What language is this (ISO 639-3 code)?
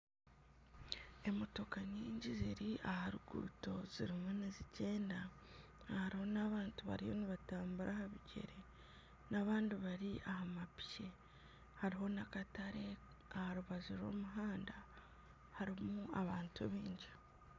nyn